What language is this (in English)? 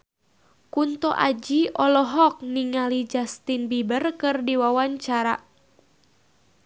Sundanese